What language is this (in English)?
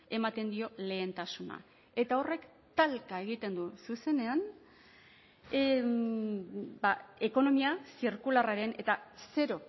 Basque